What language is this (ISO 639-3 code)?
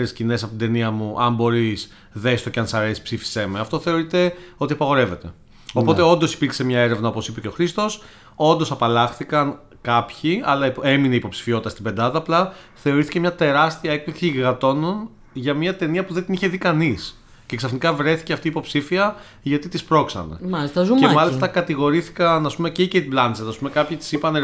ell